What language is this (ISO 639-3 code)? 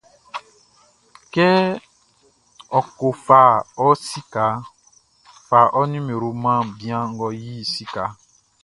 bci